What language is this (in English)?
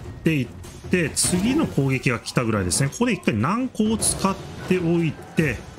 Japanese